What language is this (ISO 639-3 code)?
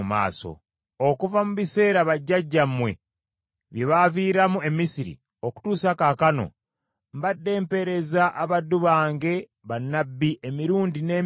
lug